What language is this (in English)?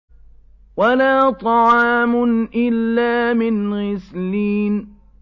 Arabic